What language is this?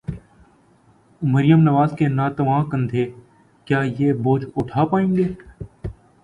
Urdu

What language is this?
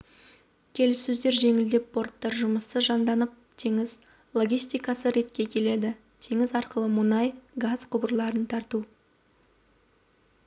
Kazakh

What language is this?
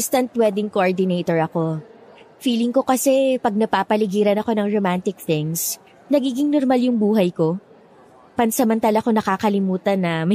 Filipino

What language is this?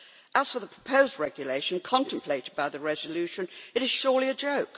English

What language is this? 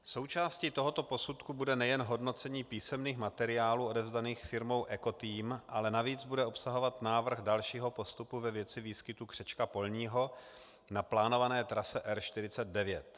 Czech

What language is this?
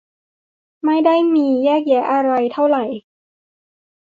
Thai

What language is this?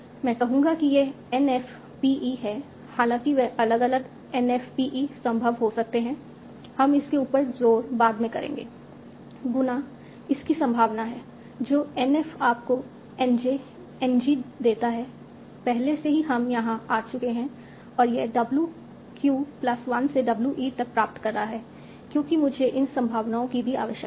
Hindi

